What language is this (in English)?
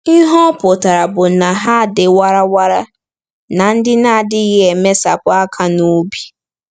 Igbo